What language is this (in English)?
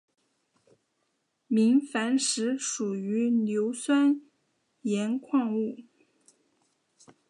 Chinese